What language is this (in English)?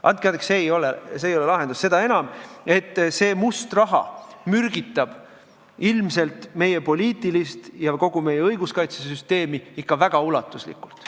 Estonian